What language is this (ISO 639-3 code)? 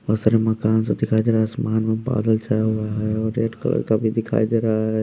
hin